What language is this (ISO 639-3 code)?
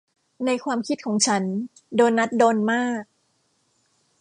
tha